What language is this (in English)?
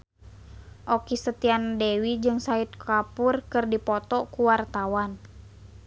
Sundanese